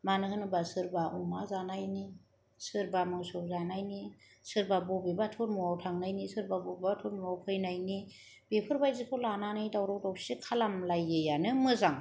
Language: Bodo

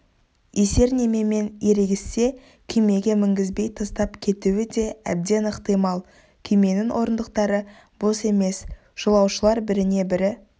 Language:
Kazakh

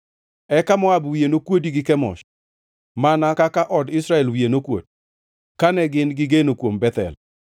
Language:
Luo (Kenya and Tanzania)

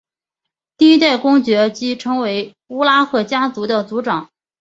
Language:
Chinese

